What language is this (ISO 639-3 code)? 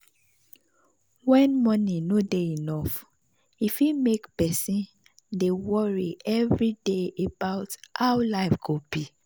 pcm